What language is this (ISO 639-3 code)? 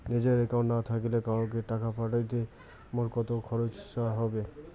ben